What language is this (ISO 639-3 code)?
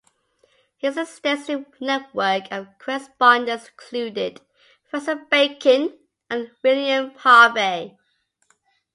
eng